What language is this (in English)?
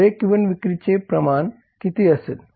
Marathi